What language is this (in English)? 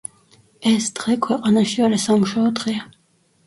Georgian